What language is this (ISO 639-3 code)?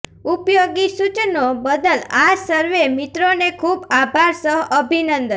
guj